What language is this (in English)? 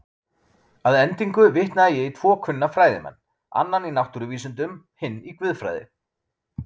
Icelandic